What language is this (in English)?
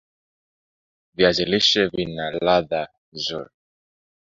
Swahili